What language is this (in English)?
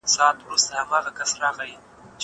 Pashto